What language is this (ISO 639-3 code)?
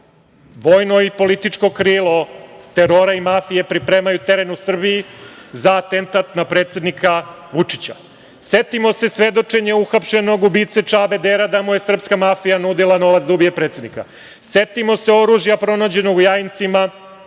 srp